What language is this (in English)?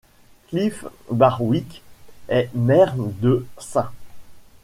French